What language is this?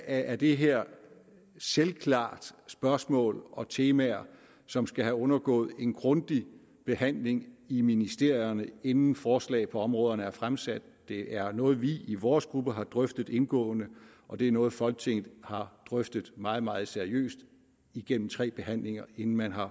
Danish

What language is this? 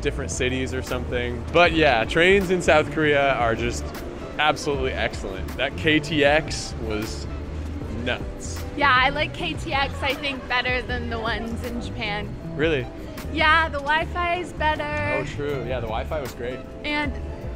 English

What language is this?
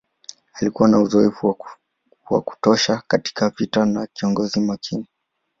Swahili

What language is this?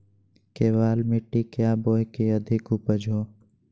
Magahi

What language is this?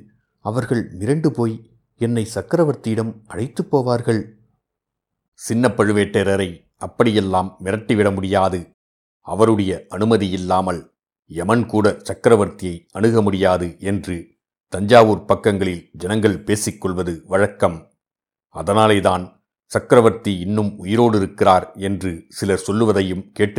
Tamil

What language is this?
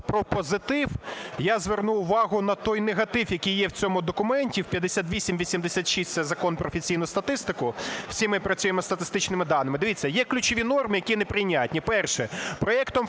Ukrainian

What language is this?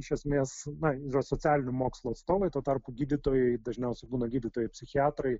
Lithuanian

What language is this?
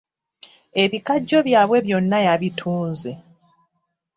Ganda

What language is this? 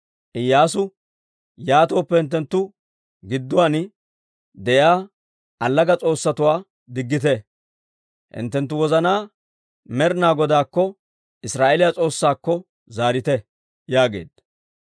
Dawro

